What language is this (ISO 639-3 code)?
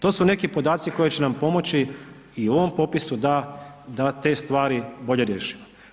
hrv